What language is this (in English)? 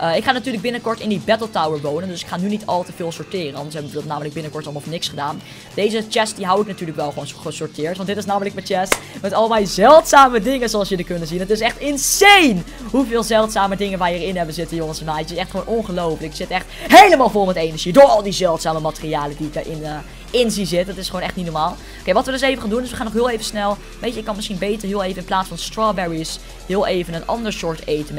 Dutch